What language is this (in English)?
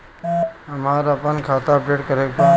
Bhojpuri